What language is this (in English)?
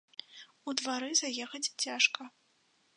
Belarusian